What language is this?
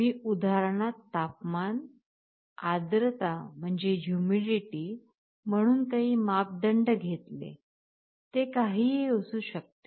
Marathi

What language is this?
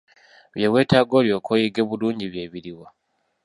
Ganda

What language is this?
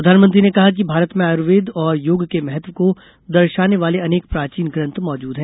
Hindi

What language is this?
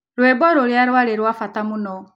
Kikuyu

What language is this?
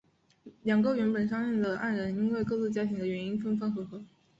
Chinese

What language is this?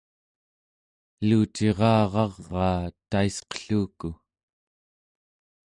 Central Yupik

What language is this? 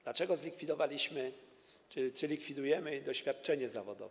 Polish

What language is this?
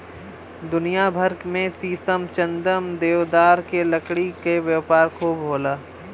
Bhojpuri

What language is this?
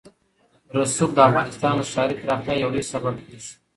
Pashto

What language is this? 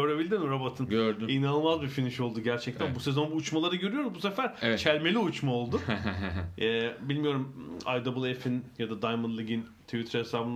Turkish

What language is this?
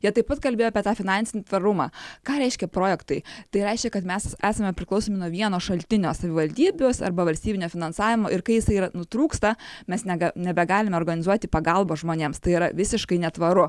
Lithuanian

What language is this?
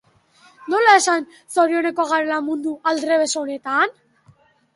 Basque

